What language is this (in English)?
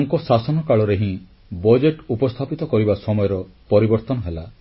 Odia